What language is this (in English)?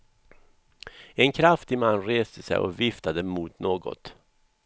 Swedish